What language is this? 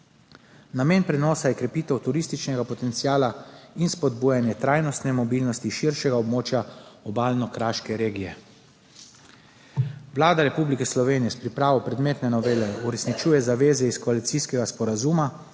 Slovenian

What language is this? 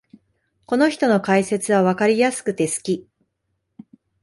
Japanese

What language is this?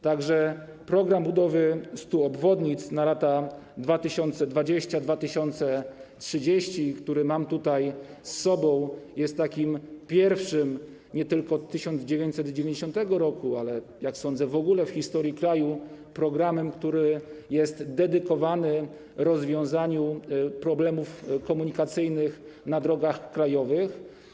Polish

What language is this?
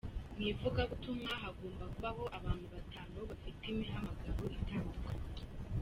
Kinyarwanda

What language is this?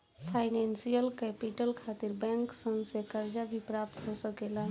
Bhojpuri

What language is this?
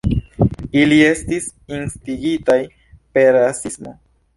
Esperanto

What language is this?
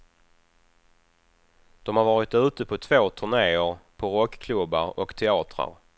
Swedish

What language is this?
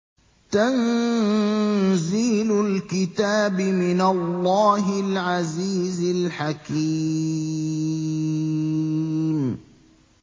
Arabic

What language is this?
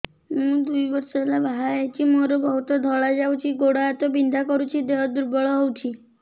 Odia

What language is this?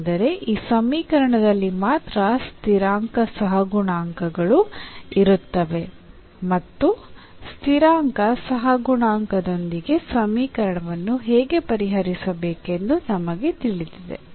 Kannada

